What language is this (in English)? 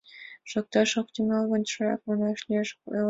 Mari